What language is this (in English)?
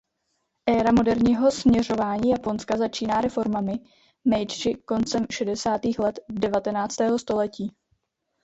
Czech